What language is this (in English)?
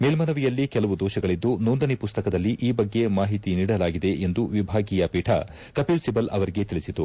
Kannada